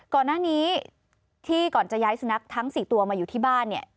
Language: Thai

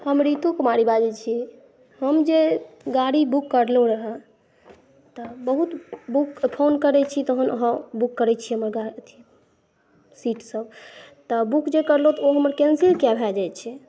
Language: Maithili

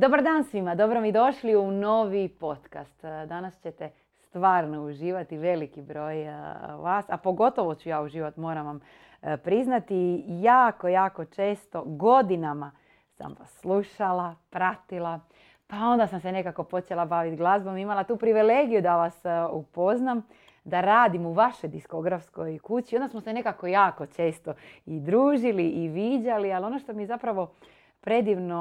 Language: Croatian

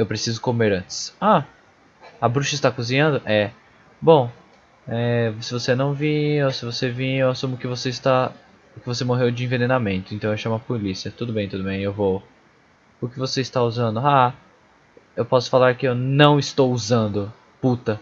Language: Portuguese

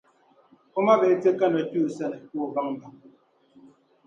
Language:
Dagbani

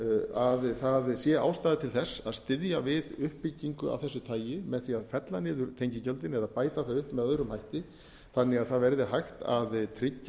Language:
Icelandic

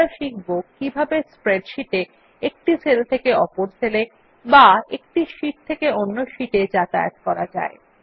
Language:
Bangla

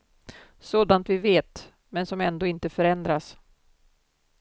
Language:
Swedish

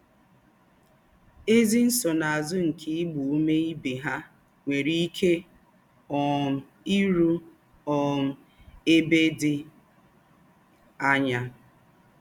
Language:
Igbo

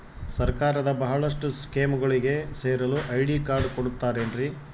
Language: Kannada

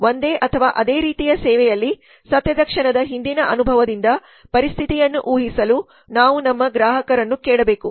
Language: Kannada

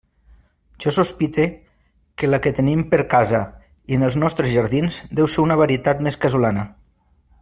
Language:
Catalan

